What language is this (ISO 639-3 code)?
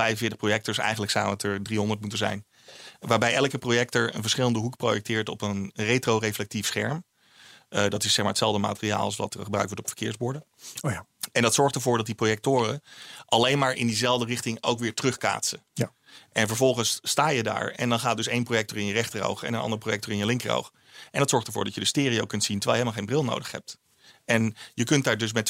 nld